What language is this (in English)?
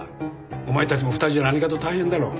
Japanese